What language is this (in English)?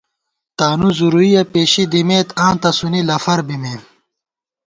Gawar-Bati